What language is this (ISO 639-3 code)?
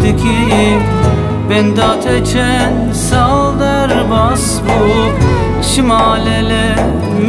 tur